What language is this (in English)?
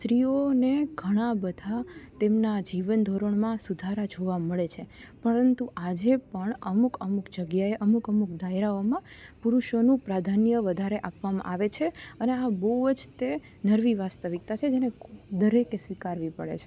Gujarati